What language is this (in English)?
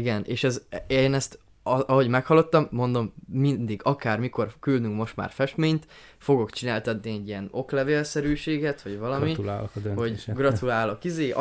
Hungarian